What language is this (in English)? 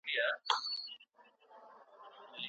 Pashto